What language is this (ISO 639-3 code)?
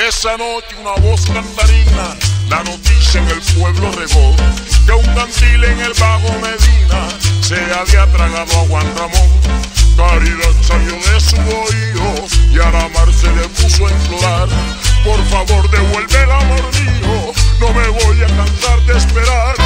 ron